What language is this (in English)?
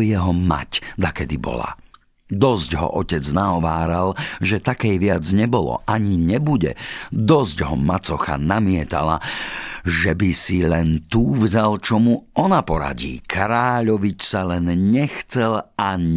Slovak